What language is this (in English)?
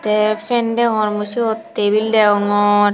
Chakma